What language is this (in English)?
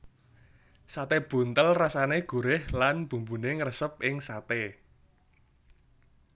Javanese